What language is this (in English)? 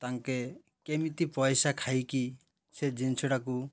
Odia